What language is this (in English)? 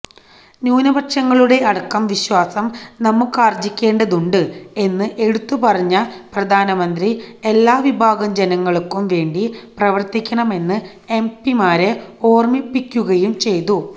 Malayalam